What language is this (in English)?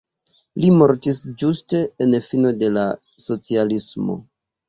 Esperanto